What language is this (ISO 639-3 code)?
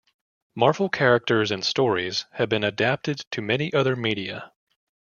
eng